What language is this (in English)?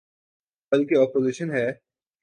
Urdu